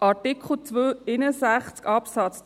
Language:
Swiss German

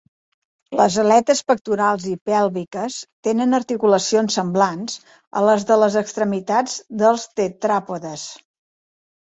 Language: Catalan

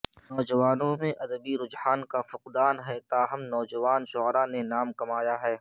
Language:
Urdu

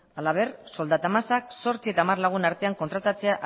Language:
Basque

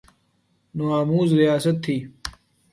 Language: Urdu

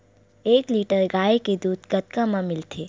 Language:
Chhattisgarhi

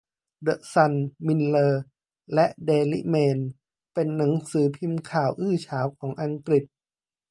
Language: Thai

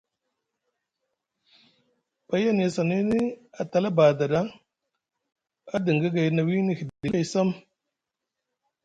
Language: Musgu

